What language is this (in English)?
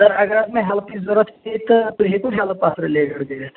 Kashmiri